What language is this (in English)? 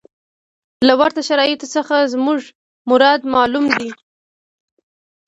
Pashto